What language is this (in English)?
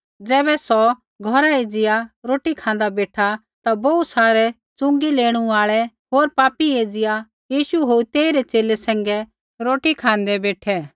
Kullu Pahari